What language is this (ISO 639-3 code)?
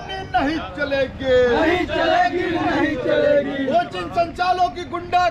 ara